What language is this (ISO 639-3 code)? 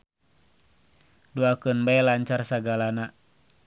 sun